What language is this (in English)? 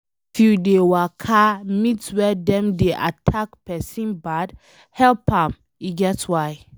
Nigerian Pidgin